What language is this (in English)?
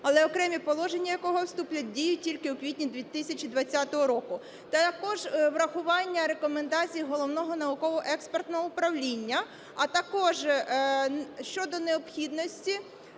Ukrainian